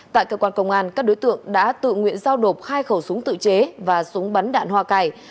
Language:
Vietnamese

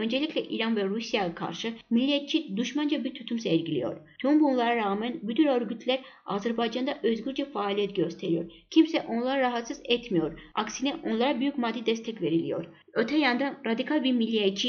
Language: Turkish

